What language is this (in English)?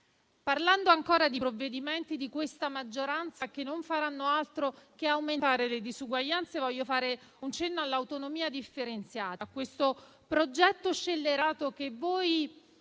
Italian